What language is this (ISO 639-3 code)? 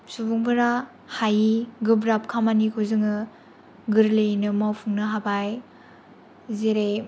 brx